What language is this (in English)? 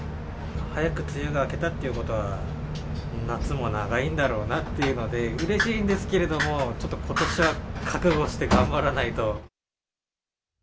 Japanese